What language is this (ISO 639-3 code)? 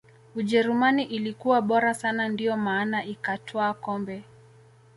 swa